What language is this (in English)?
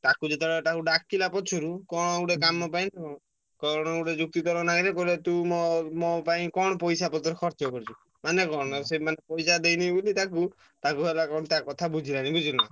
Odia